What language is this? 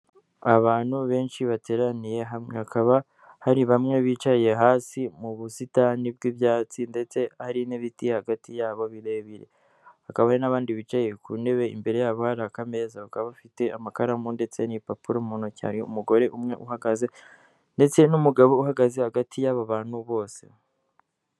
Kinyarwanda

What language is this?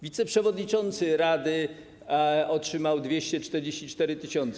Polish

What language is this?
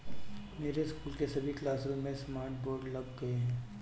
Hindi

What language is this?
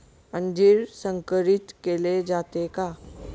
Marathi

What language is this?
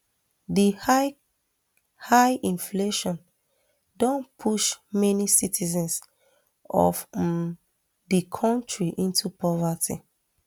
Nigerian Pidgin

